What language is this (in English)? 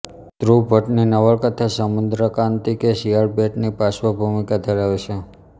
Gujarati